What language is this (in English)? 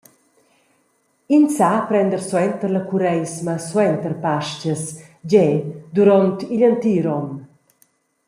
Romansh